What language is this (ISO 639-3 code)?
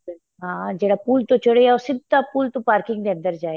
pan